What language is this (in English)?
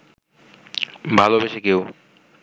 Bangla